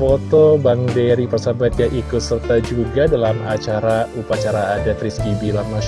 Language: Indonesian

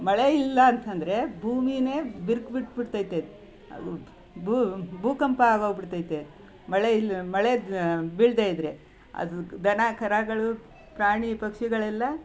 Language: Kannada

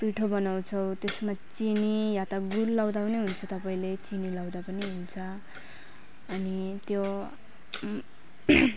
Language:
Nepali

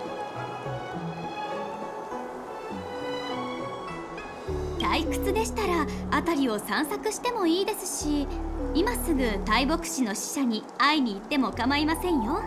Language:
Japanese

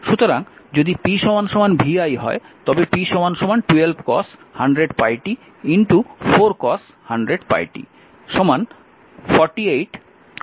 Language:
Bangla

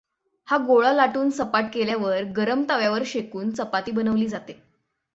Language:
Marathi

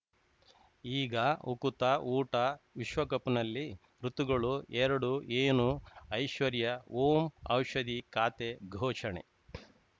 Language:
Kannada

